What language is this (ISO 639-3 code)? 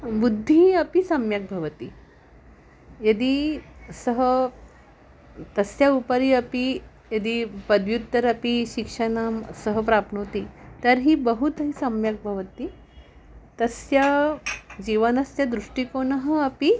san